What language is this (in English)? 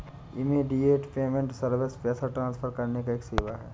Hindi